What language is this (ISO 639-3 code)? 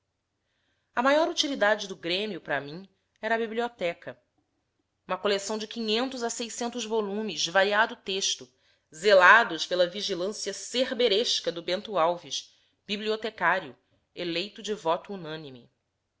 por